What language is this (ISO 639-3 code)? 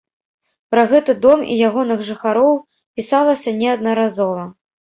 bel